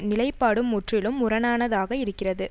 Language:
Tamil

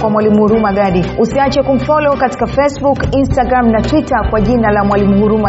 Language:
Swahili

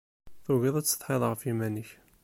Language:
Kabyle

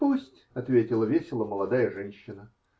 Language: Russian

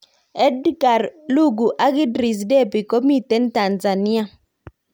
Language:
Kalenjin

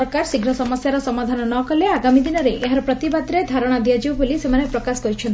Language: Odia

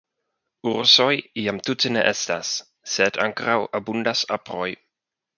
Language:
Esperanto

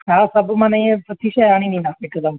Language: Sindhi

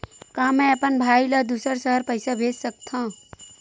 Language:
Chhattisgarhi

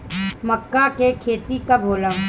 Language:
Bhojpuri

